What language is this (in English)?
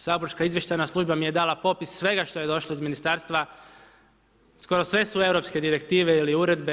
Croatian